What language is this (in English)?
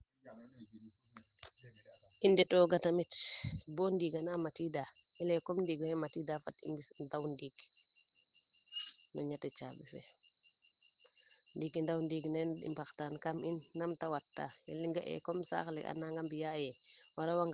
Serer